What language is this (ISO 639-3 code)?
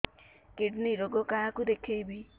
ori